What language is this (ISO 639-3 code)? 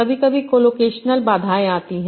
hin